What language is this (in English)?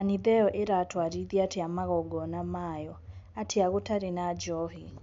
Kikuyu